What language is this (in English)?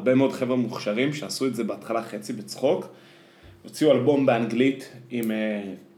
Hebrew